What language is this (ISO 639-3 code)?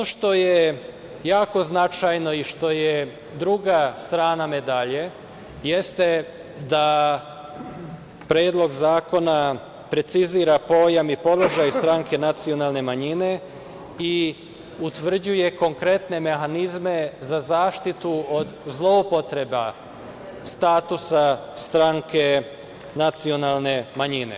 srp